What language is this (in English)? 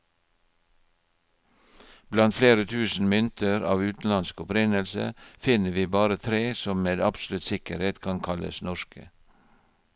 Norwegian